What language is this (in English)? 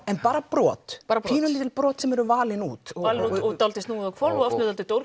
Icelandic